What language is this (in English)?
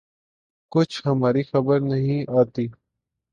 Urdu